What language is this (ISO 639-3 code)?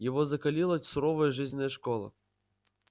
rus